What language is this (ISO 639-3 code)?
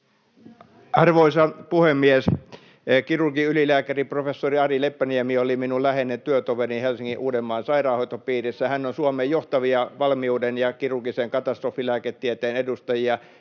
fin